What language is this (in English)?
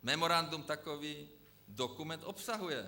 Czech